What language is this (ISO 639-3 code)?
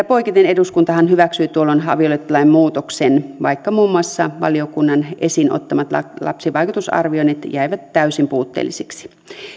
fin